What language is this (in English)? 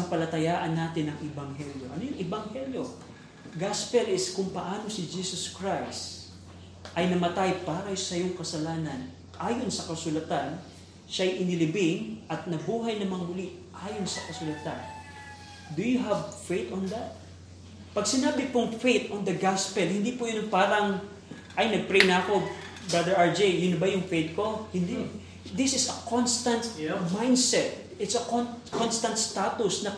Filipino